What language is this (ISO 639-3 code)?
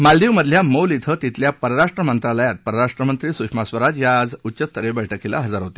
mar